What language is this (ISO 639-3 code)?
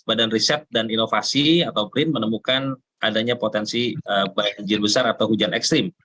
ind